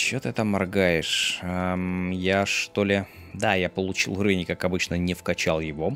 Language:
Russian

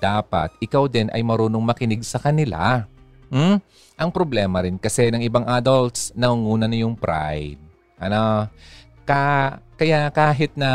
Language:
Filipino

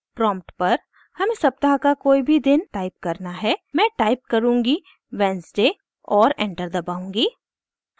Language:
Hindi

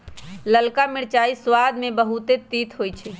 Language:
Magahi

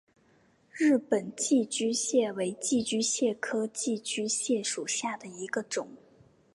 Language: Chinese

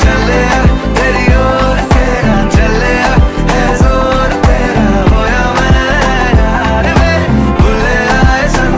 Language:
Arabic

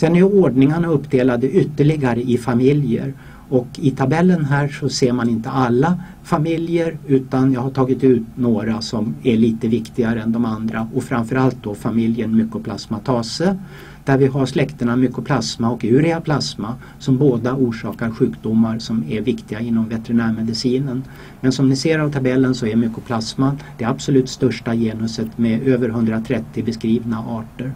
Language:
Swedish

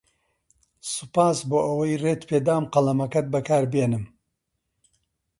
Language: Central Kurdish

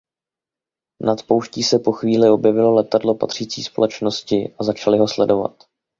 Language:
Czech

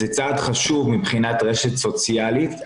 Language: Hebrew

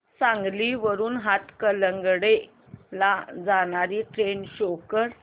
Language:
Marathi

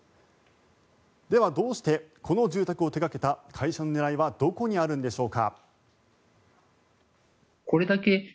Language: Japanese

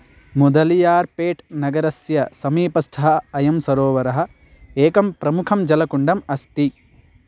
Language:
Sanskrit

